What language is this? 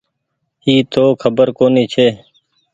Goaria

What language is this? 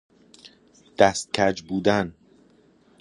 Persian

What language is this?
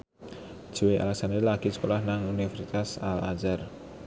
Javanese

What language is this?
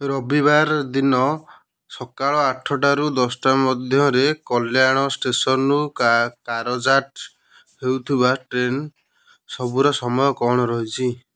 Odia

